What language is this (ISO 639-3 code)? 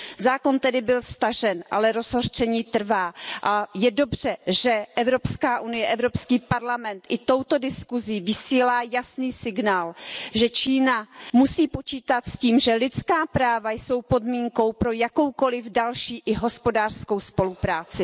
ces